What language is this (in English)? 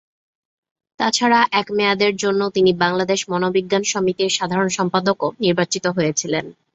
Bangla